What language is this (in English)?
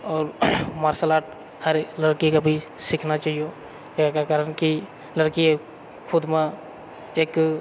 Maithili